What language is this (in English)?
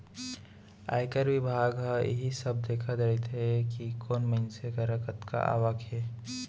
Chhattisgarhi